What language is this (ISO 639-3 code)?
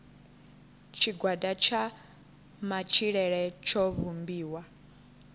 ven